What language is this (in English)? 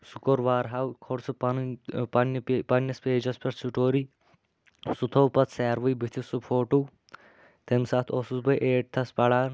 Kashmiri